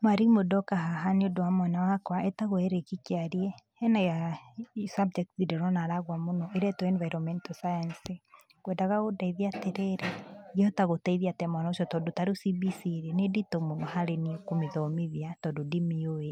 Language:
Kikuyu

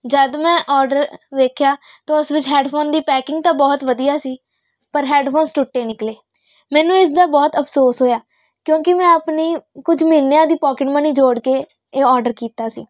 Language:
Punjabi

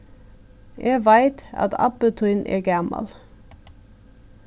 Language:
Faroese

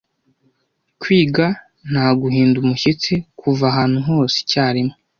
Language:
Kinyarwanda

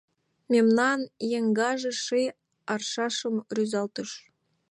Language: Mari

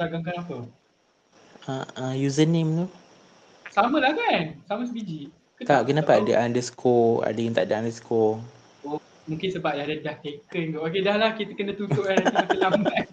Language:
Malay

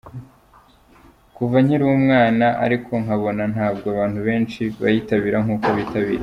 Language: Kinyarwanda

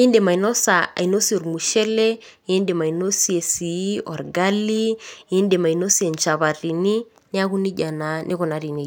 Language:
Masai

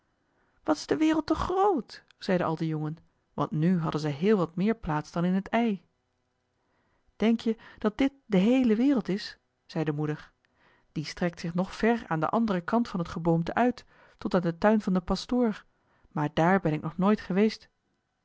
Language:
Dutch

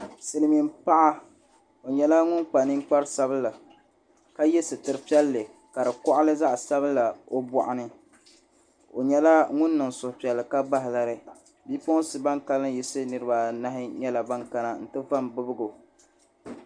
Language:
Dagbani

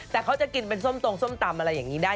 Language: Thai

